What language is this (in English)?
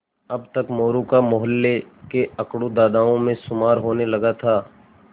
Hindi